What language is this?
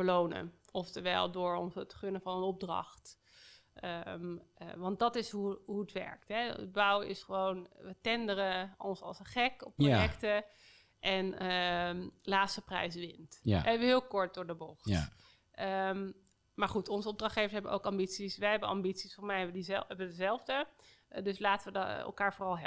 Dutch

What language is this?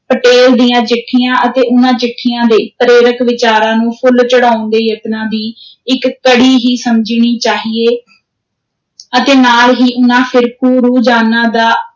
Punjabi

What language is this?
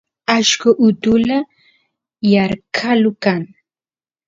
Santiago del Estero Quichua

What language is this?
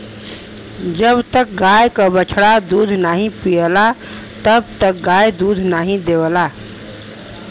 Bhojpuri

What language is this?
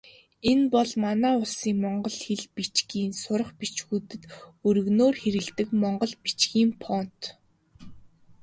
Mongolian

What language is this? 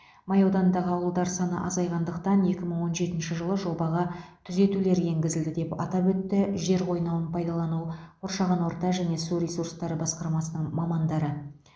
Kazakh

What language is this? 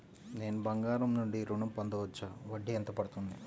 Telugu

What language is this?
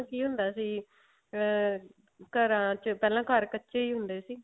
Punjabi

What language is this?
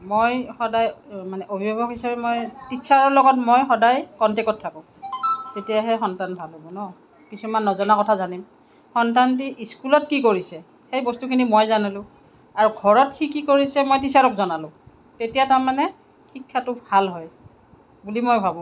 Assamese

